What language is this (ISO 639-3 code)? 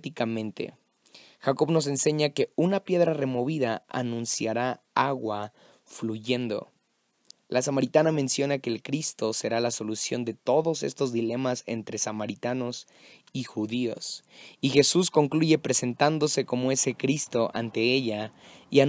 spa